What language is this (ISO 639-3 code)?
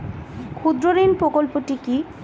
ben